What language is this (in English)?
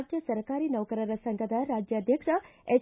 Kannada